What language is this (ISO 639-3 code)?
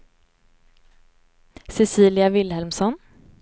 swe